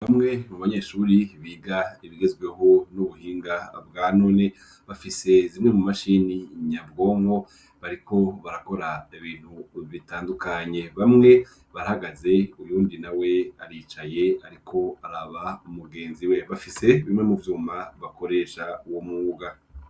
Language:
Rundi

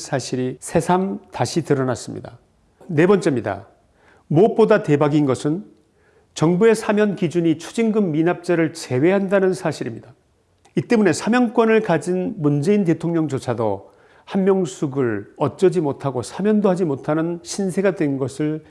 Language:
Korean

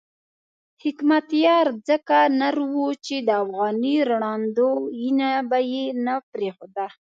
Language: Pashto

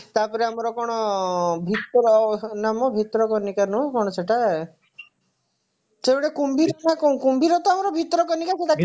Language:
Odia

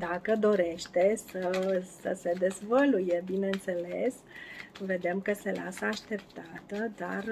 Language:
Romanian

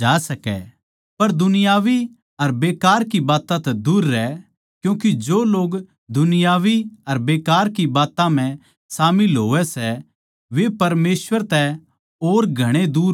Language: Haryanvi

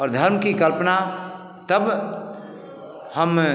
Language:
Hindi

